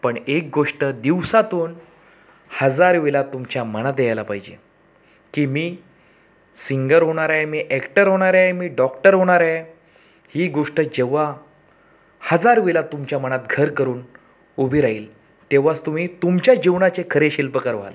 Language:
Marathi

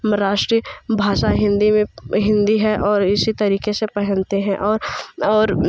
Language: Hindi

